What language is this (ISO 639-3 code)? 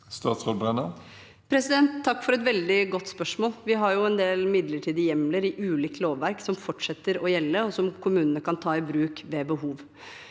nor